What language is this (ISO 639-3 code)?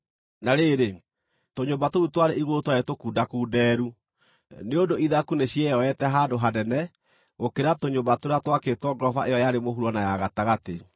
kik